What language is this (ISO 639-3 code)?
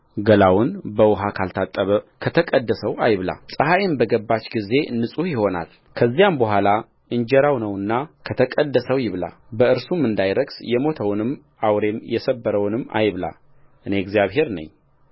amh